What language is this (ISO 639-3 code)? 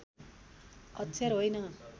nep